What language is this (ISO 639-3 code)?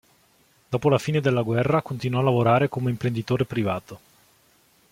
ita